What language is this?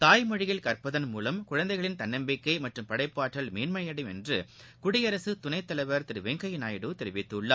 Tamil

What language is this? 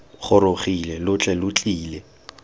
Tswana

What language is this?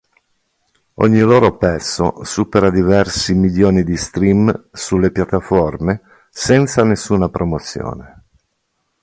Italian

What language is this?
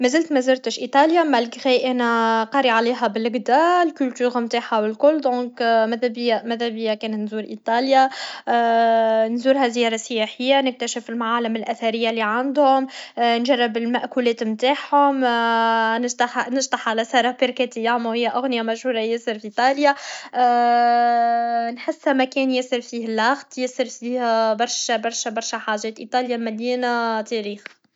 Tunisian Arabic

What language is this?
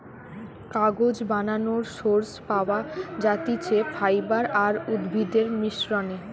Bangla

